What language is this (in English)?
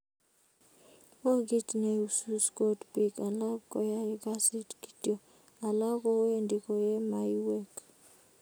Kalenjin